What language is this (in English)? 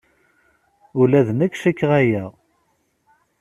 Kabyle